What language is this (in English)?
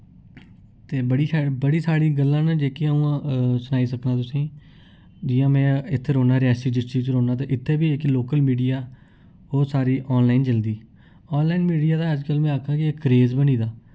Dogri